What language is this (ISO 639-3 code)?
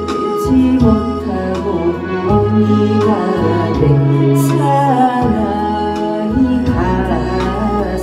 kor